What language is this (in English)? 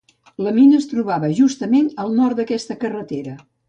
Catalan